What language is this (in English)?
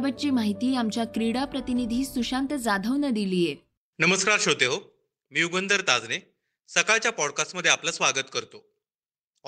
Marathi